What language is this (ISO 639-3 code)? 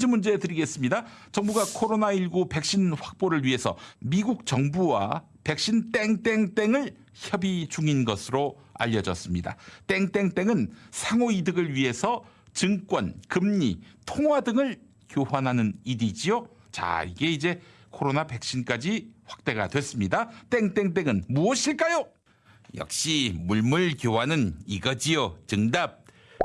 kor